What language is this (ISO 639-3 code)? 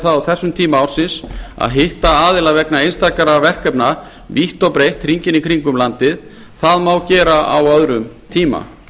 isl